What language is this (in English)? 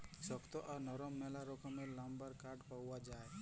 Bangla